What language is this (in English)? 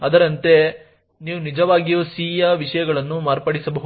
Kannada